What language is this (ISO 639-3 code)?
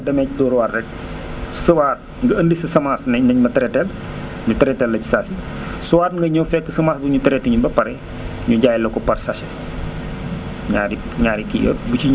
wol